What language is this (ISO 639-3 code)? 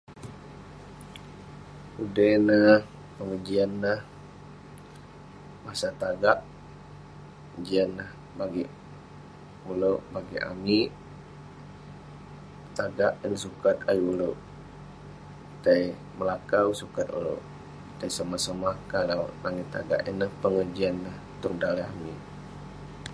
pne